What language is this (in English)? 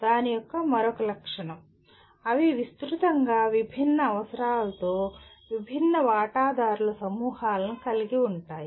Telugu